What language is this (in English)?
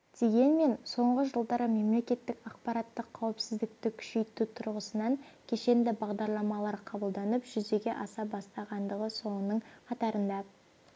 Kazakh